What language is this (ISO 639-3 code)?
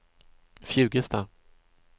swe